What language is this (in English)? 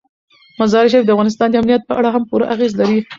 Pashto